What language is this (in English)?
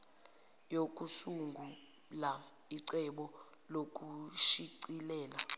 Zulu